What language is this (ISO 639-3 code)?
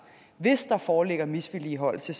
dan